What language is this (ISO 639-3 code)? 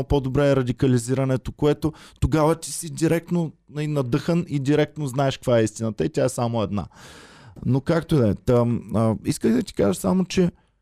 bul